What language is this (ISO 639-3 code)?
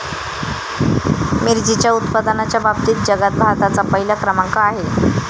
mar